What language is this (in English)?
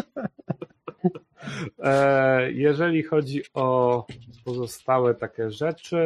Polish